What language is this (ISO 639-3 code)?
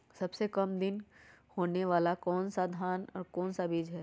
mag